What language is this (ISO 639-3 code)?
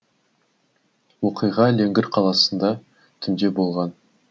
kaz